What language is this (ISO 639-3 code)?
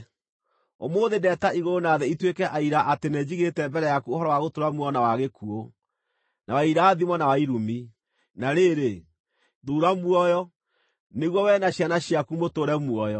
kik